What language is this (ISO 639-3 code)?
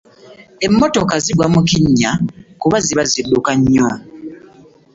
lug